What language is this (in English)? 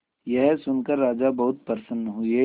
Hindi